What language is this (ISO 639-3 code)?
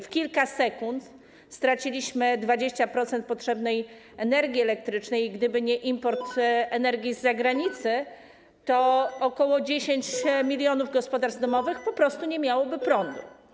pol